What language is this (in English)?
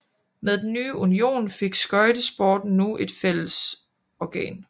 Danish